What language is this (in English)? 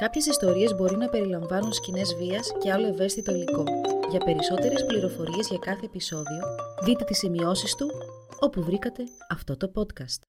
Greek